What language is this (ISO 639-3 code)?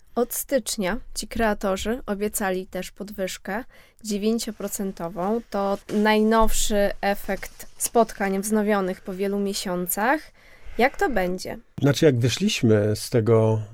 pol